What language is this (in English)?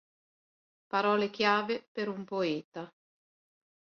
Italian